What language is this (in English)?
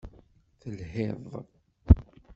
Kabyle